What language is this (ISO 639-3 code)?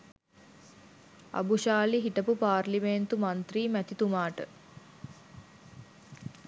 sin